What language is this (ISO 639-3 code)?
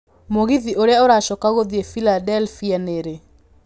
kik